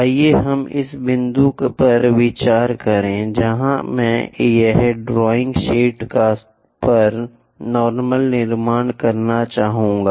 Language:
Hindi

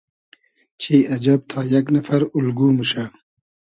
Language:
Hazaragi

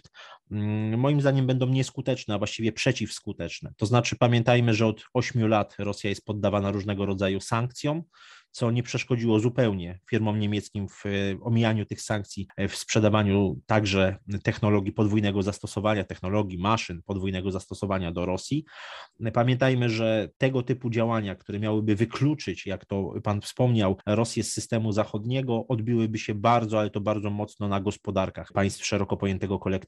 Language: Polish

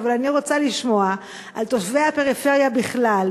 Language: Hebrew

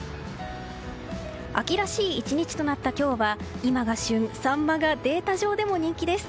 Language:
Japanese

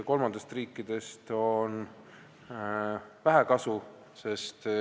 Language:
Estonian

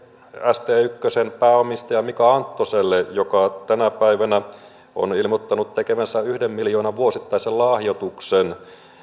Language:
Finnish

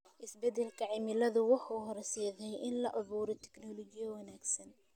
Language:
Somali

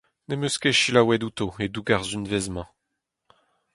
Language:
Breton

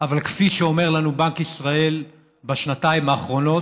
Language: Hebrew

